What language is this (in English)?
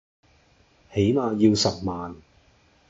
Cantonese